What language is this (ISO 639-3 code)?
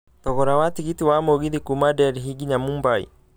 kik